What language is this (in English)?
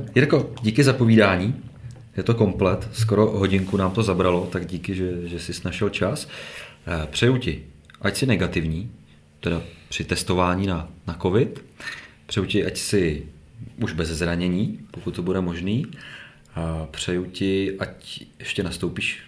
Czech